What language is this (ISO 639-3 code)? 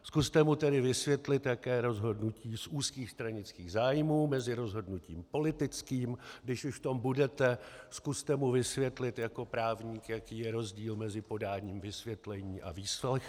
ces